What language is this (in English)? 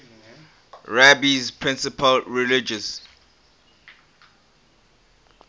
English